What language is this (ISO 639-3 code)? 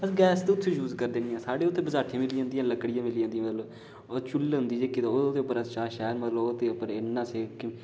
doi